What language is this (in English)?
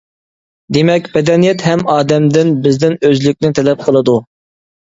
Uyghur